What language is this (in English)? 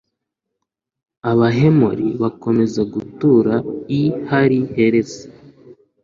Kinyarwanda